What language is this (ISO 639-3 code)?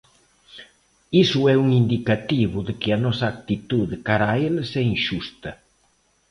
glg